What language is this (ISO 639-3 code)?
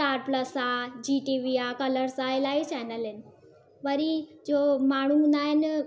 snd